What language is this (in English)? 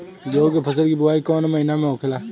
Bhojpuri